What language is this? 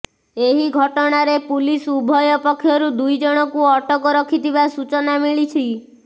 Odia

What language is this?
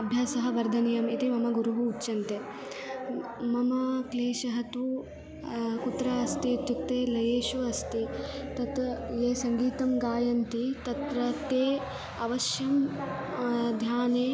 Sanskrit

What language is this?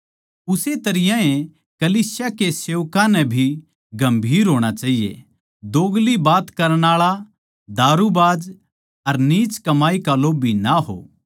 Haryanvi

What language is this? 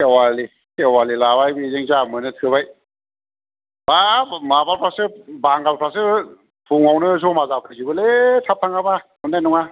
Bodo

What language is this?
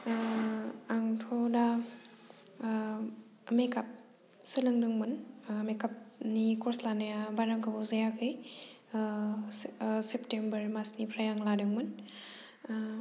Bodo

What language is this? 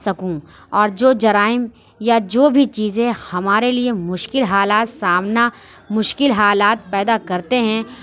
Urdu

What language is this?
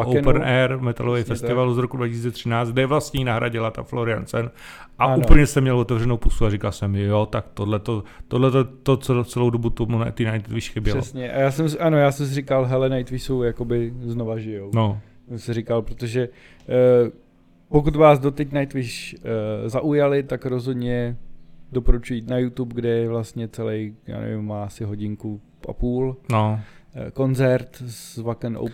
Czech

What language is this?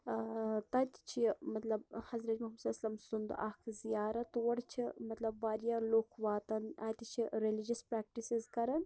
Kashmiri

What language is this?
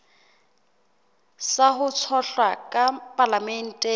Southern Sotho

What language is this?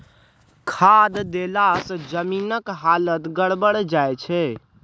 Maithili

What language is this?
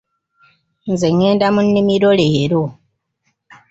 Ganda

